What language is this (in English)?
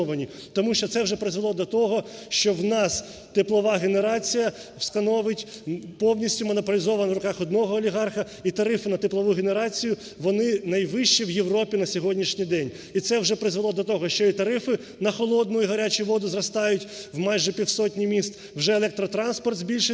Ukrainian